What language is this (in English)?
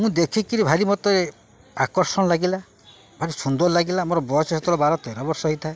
Odia